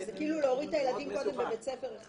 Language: Hebrew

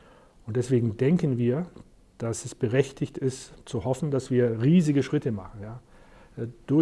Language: German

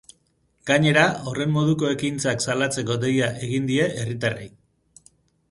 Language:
Basque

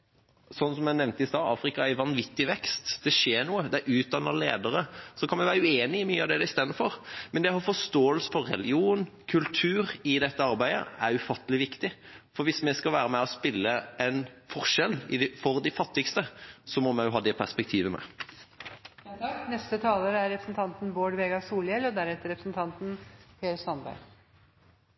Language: Norwegian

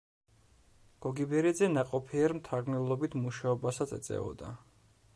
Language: Georgian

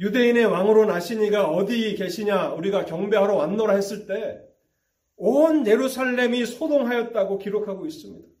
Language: Korean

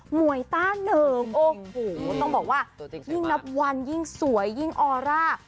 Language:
Thai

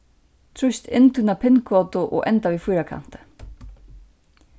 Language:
Faroese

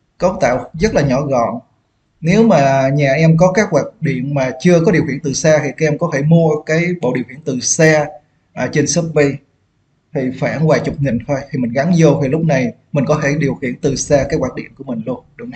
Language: Vietnamese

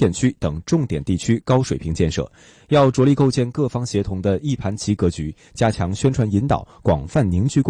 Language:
Chinese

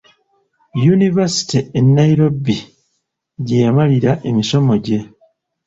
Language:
Ganda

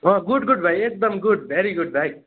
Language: Nepali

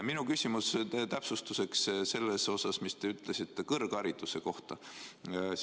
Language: Estonian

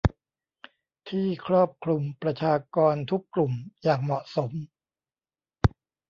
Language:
Thai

